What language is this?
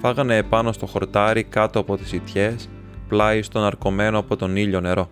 Greek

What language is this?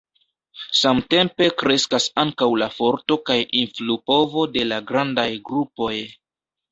Esperanto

